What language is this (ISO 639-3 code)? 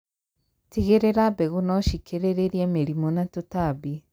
kik